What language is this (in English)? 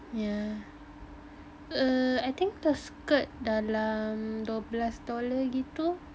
English